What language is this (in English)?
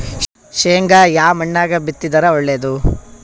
Kannada